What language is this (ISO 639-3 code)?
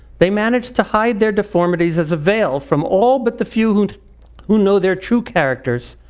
eng